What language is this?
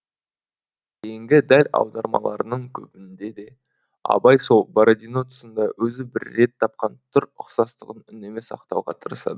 Kazakh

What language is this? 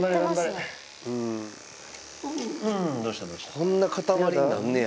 Japanese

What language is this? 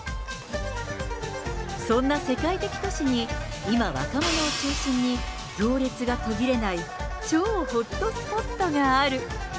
Japanese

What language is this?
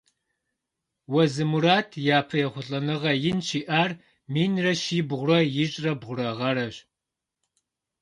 Kabardian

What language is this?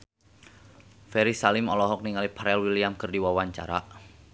Sundanese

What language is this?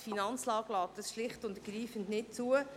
Swiss German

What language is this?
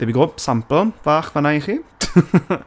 Welsh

